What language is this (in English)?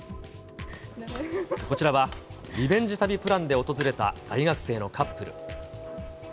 Japanese